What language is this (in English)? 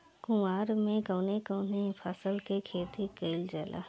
Bhojpuri